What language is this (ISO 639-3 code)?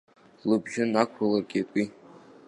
abk